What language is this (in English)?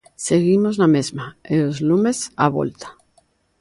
Galician